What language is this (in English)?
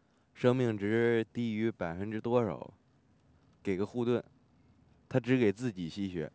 Chinese